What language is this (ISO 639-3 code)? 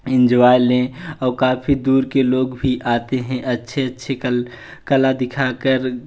hin